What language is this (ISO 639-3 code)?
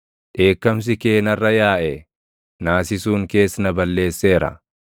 orm